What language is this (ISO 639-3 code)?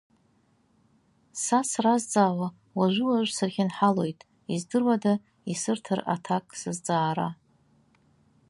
abk